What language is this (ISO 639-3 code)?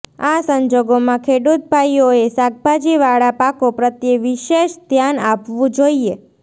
guj